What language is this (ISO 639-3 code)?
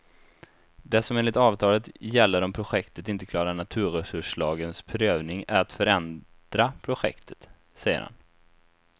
swe